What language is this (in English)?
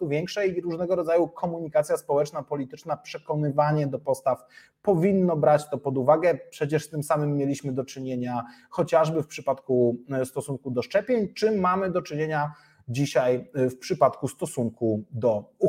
Polish